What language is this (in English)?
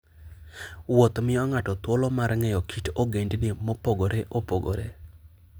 Luo (Kenya and Tanzania)